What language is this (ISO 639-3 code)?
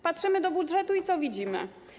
pol